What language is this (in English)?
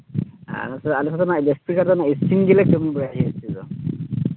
Santali